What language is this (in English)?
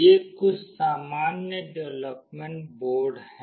Hindi